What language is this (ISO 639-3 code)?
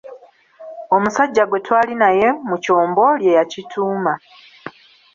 lug